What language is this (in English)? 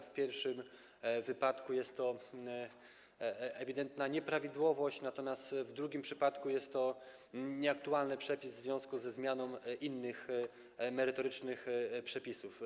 Polish